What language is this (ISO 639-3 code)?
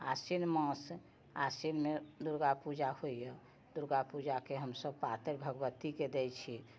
mai